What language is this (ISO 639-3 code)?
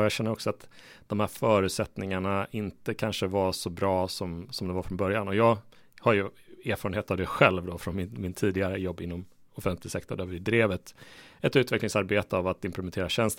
swe